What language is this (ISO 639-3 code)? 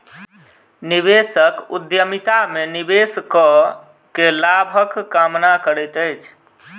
mai